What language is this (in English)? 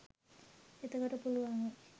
Sinhala